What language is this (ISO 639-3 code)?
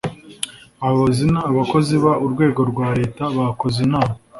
kin